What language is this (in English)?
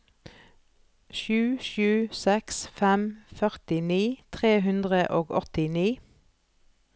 Norwegian